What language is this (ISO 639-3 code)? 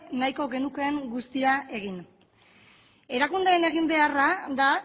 eus